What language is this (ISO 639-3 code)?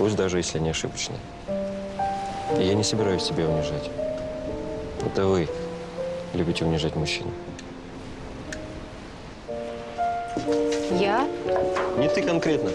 rus